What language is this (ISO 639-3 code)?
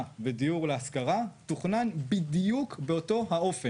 heb